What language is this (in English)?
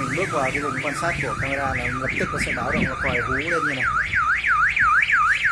Vietnamese